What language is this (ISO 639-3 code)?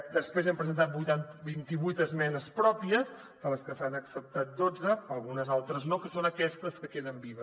cat